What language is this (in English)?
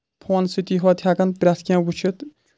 Kashmiri